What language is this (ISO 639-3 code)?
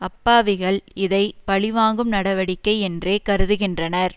tam